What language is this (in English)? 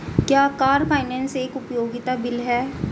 Hindi